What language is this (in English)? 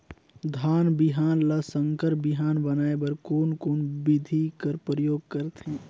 Chhattisgarhi